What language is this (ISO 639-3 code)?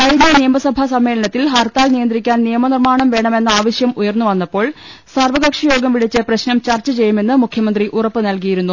mal